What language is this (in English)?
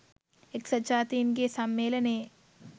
Sinhala